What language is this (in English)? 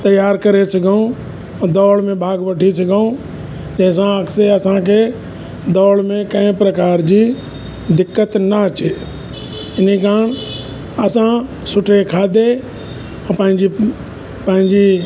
Sindhi